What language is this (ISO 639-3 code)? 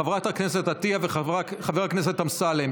heb